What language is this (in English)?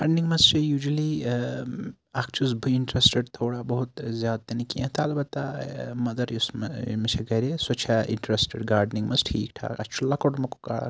Kashmiri